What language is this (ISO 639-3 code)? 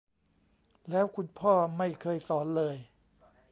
tha